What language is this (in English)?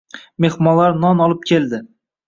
Uzbek